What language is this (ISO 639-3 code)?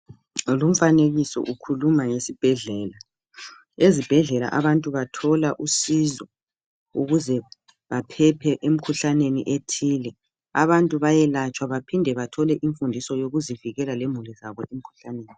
nde